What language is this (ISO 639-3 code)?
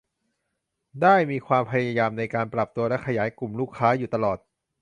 tha